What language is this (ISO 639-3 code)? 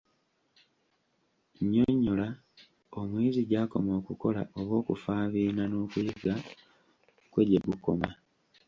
lug